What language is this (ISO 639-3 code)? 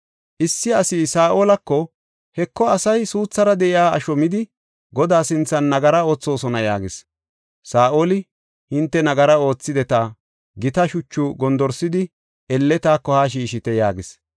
gof